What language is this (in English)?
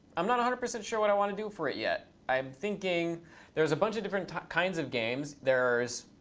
English